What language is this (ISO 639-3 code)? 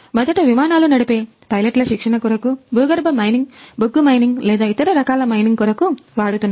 tel